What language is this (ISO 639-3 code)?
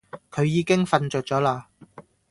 yue